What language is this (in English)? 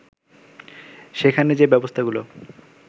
Bangla